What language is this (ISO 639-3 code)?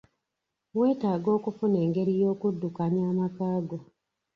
lug